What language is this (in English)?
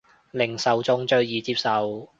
Cantonese